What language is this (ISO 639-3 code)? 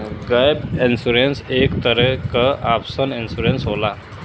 bho